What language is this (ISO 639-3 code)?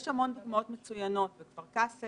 heb